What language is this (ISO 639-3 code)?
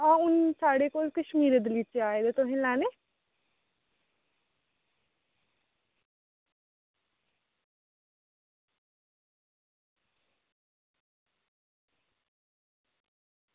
doi